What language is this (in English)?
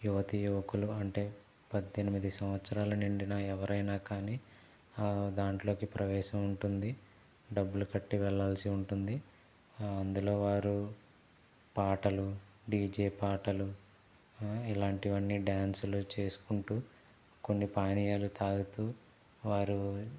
Telugu